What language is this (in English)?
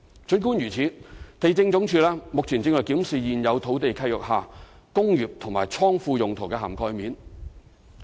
Cantonese